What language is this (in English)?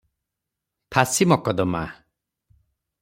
Odia